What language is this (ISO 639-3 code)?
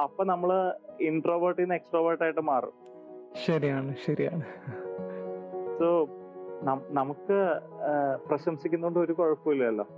mal